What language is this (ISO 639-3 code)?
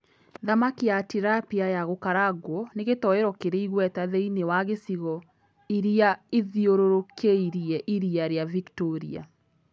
kik